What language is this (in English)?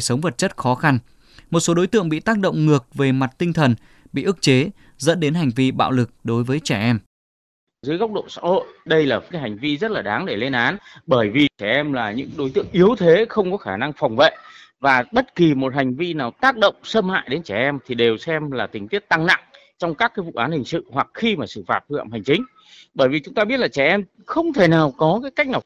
Vietnamese